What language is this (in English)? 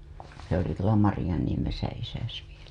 Finnish